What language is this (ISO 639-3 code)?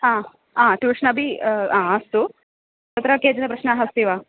san